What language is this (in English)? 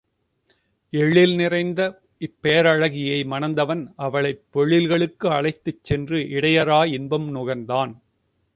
Tamil